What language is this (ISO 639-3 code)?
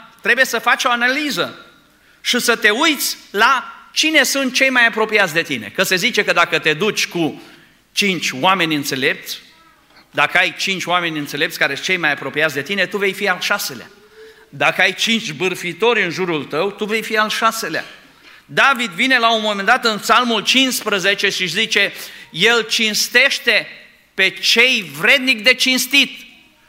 ron